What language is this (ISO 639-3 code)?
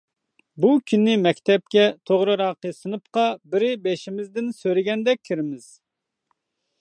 uig